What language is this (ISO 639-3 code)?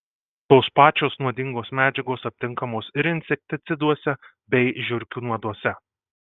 lit